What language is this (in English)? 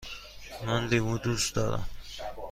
Persian